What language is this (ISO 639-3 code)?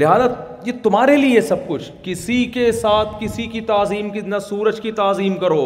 urd